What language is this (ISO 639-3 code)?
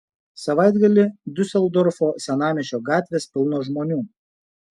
lit